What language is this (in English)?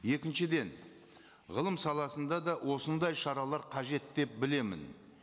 Kazakh